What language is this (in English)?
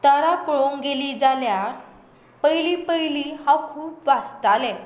Konkani